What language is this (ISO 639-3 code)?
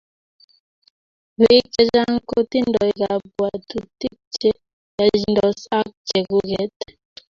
kln